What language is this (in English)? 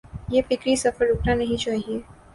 Urdu